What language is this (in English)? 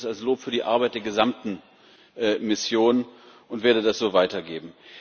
German